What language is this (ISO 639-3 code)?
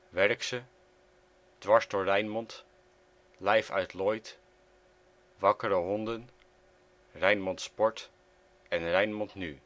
nld